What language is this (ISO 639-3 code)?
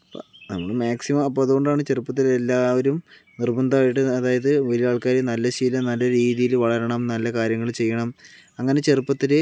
mal